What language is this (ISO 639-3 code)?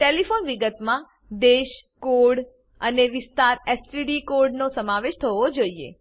guj